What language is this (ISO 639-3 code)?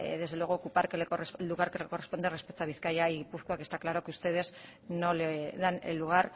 spa